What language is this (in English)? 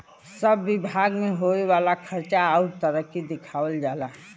Bhojpuri